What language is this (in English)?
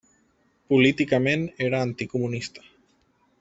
Catalan